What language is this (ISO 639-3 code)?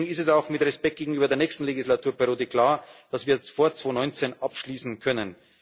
deu